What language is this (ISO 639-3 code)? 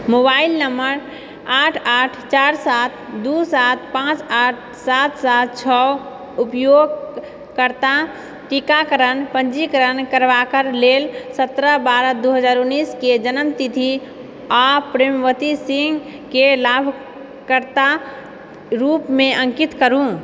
mai